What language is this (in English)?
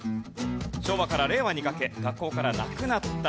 Japanese